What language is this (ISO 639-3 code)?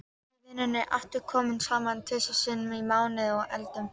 isl